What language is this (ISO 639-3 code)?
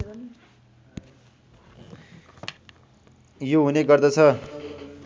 nep